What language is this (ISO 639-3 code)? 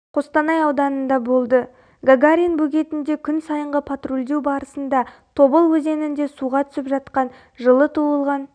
kaz